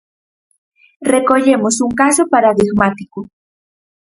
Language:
Galician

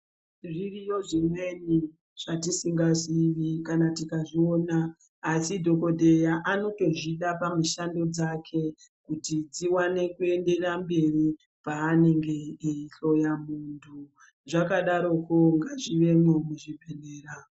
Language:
Ndau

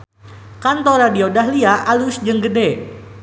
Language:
Sundanese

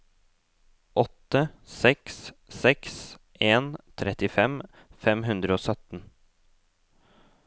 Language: Norwegian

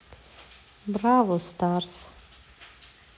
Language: Russian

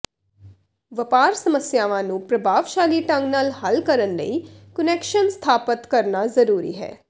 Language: Punjabi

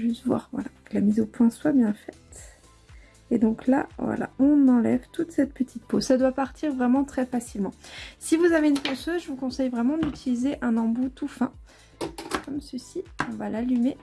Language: French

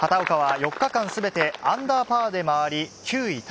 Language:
Japanese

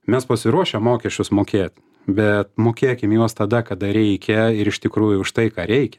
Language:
Lithuanian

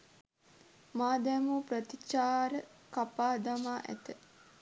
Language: Sinhala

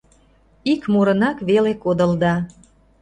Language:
Mari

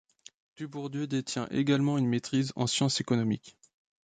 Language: French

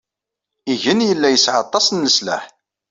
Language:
Kabyle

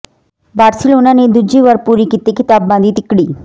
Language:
Punjabi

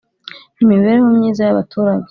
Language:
Kinyarwanda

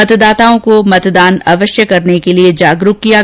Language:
Hindi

